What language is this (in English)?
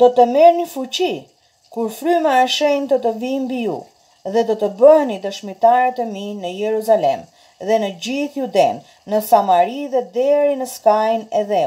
Romanian